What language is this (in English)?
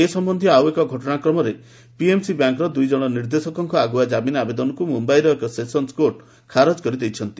Odia